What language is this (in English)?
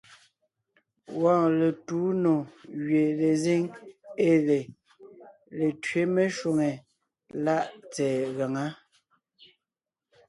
Ngiemboon